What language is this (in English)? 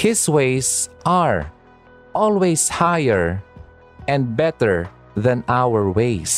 Filipino